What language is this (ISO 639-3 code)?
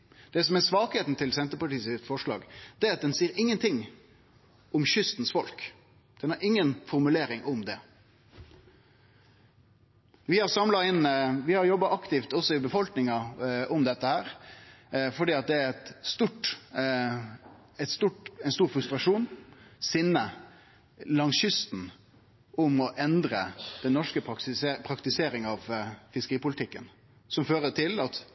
nno